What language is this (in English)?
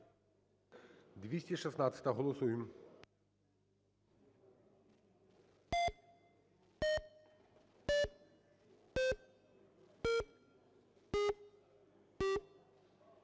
Ukrainian